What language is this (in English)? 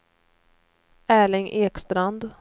Swedish